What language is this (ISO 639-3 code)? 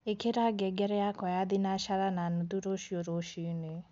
kik